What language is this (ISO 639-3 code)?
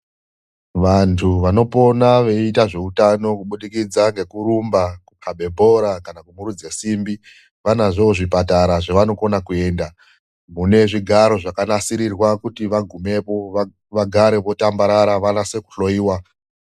ndc